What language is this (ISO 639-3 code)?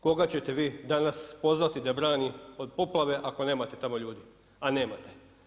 hrv